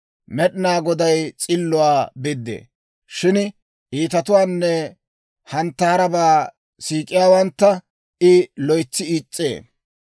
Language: Dawro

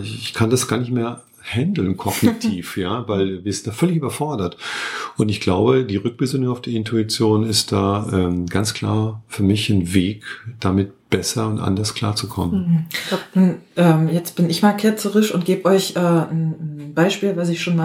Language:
German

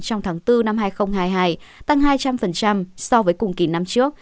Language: Vietnamese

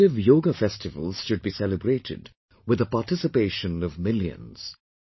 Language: English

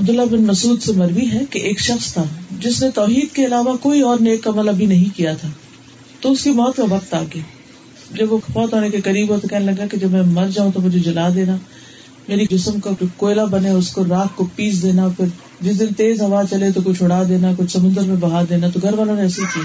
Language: Urdu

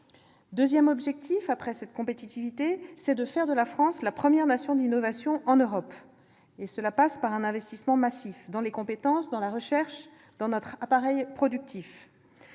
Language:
French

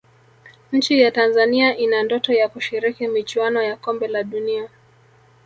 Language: Swahili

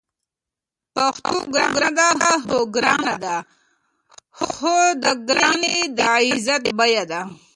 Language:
Pashto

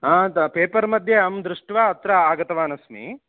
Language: Sanskrit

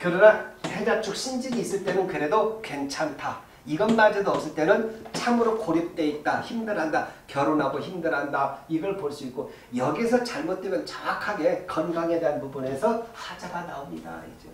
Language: Korean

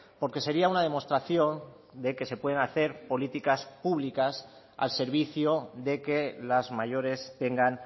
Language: Spanish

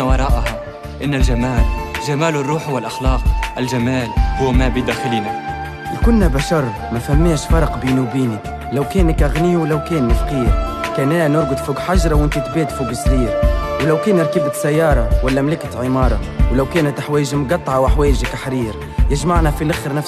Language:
Arabic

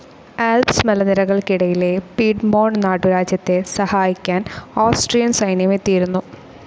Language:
Malayalam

